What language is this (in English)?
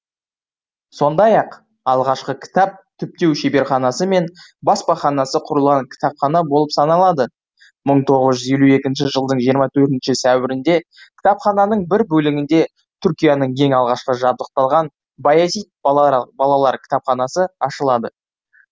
Kazakh